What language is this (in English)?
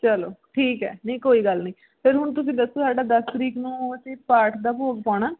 Punjabi